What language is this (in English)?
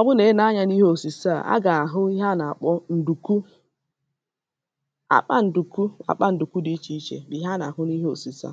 Igbo